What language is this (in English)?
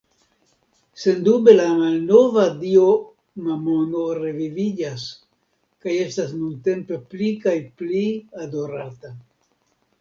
Esperanto